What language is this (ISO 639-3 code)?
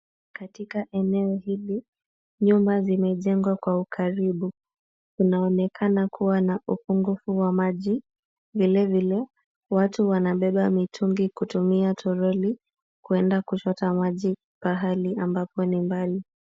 swa